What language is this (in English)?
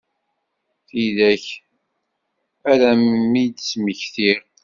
Kabyle